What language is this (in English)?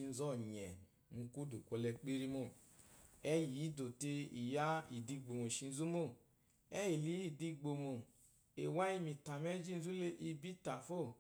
Eloyi